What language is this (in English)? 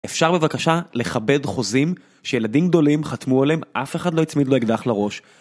Hebrew